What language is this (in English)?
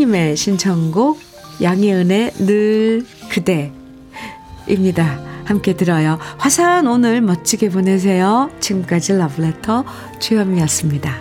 Korean